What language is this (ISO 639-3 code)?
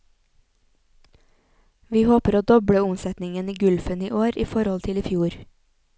nor